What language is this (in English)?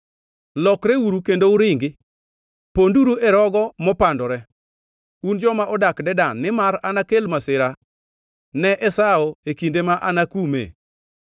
Luo (Kenya and Tanzania)